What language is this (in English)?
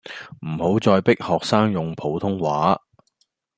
Cantonese